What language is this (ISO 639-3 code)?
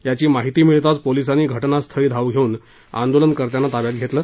mar